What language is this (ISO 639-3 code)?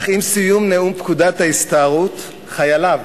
heb